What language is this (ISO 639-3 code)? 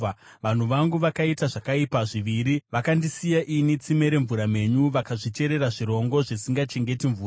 sna